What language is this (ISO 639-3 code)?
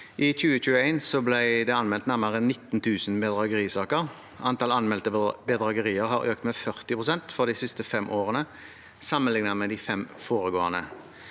nor